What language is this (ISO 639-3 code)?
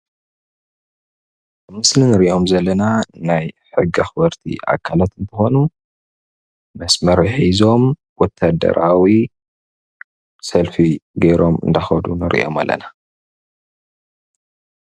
tir